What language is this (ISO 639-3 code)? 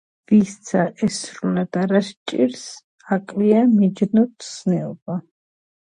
kat